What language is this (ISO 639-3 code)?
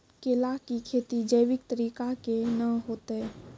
mai